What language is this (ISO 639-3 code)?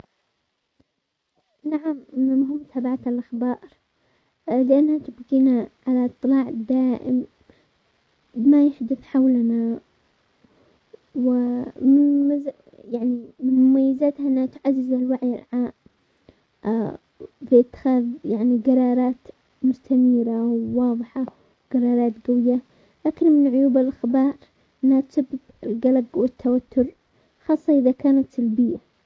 acx